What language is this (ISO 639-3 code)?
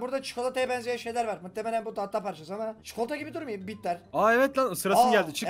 tur